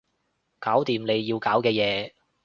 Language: Cantonese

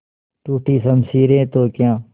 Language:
Hindi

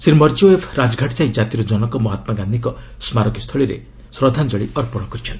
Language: Odia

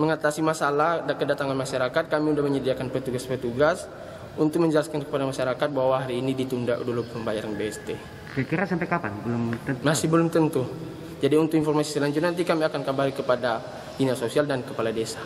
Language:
Indonesian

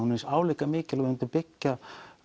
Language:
Icelandic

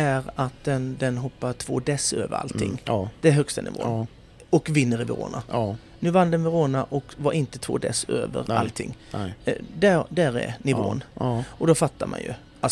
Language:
Swedish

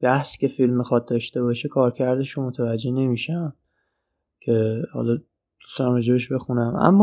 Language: Persian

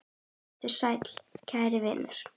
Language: Icelandic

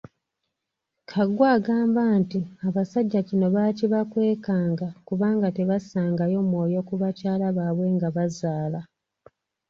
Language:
Ganda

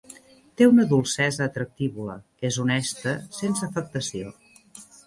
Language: Catalan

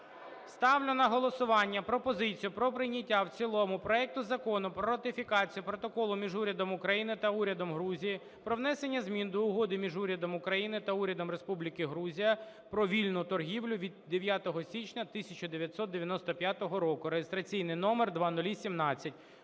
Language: Ukrainian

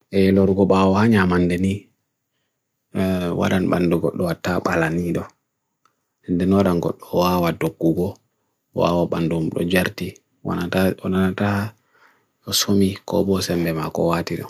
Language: Bagirmi Fulfulde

